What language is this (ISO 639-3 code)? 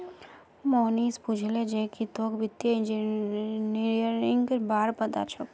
mag